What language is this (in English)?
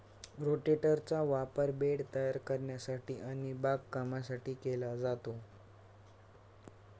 Marathi